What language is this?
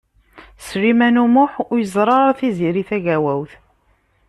Kabyle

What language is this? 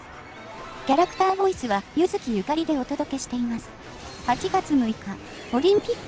Japanese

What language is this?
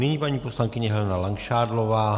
Czech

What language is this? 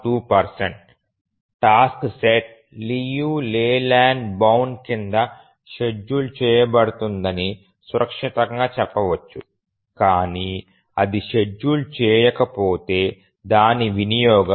Telugu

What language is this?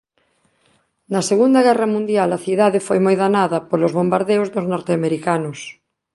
Galician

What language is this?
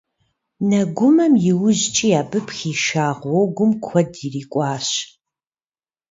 Kabardian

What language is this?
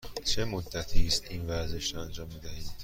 Persian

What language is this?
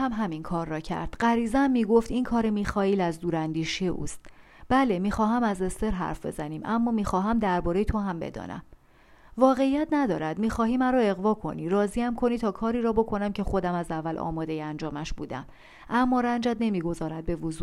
Persian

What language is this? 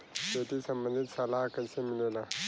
Bhojpuri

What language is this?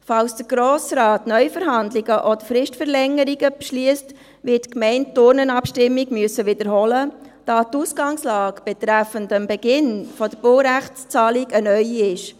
Swiss German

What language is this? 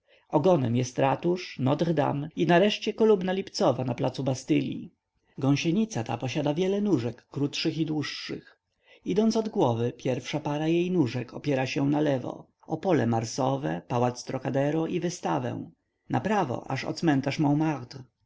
Polish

